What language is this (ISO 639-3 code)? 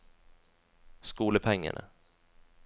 nor